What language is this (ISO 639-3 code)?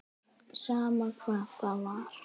isl